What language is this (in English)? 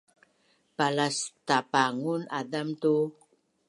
Bunun